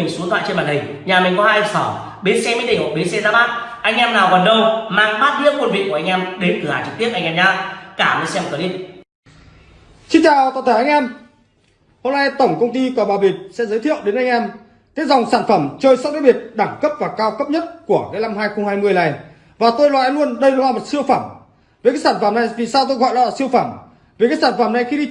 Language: Vietnamese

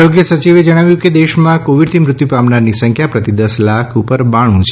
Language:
Gujarati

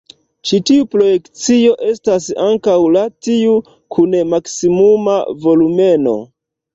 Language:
Esperanto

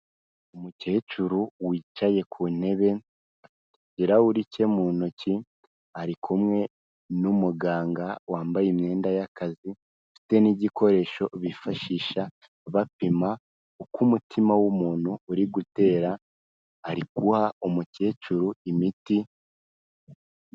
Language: Kinyarwanda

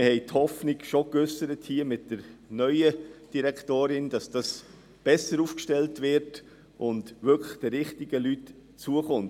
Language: Swiss German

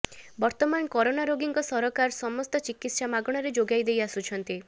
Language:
Odia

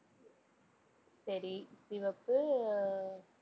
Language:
Tamil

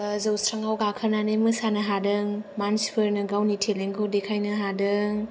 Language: Bodo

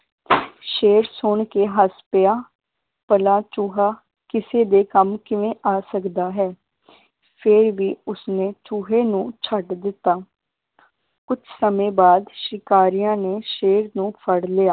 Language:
Punjabi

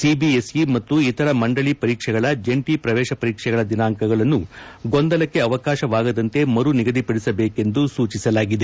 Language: Kannada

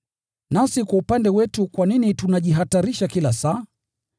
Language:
Swahili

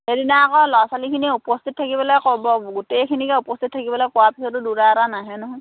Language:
Assamese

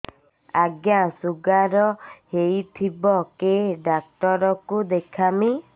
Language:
Odia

